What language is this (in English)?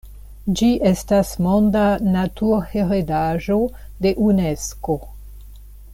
Esperanto